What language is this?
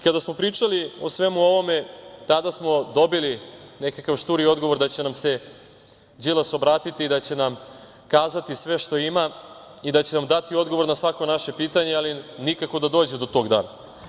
Serbian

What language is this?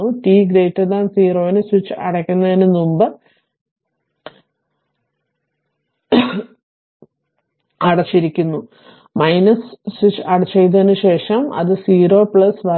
Malayalam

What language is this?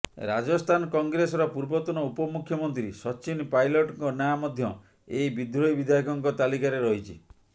Odia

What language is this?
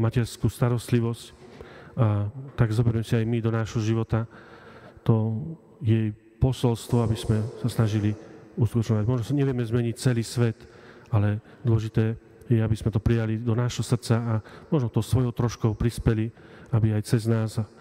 Slovak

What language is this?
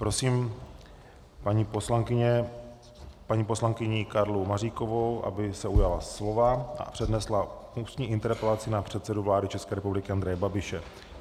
Czech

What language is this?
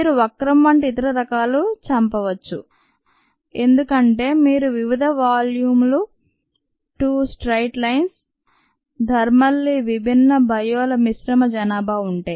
Telugu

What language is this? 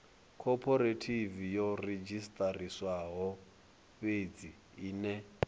Venda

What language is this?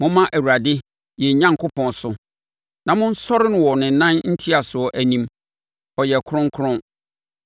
Akan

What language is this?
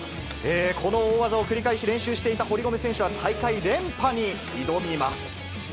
Japanese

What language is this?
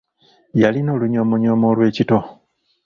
Ganda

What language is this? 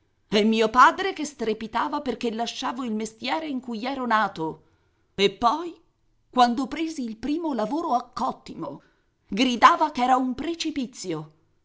Italian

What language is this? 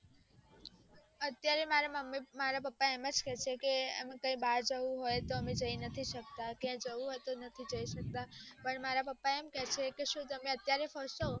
Gujarati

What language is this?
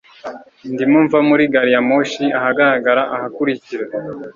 Kinyarwanda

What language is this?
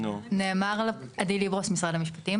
Hebrew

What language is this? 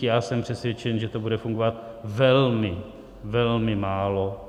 Czech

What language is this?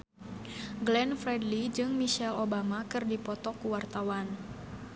Sundanese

